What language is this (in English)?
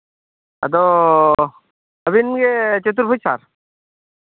Santali